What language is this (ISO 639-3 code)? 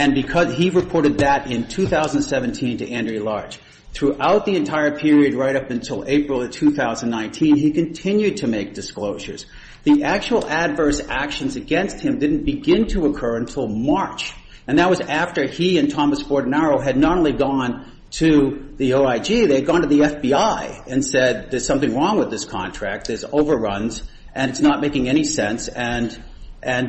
eng